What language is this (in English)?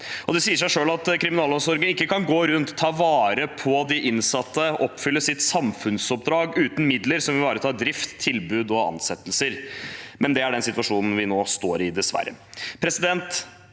Norwegian